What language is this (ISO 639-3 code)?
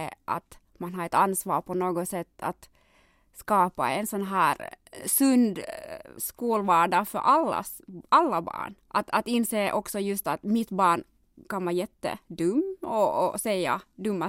swe